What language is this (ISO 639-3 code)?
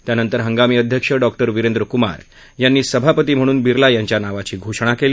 mar